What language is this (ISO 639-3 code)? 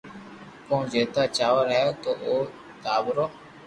lrk